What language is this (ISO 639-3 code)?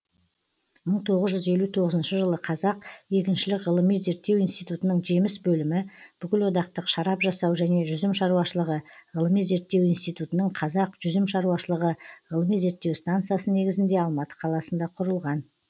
kaz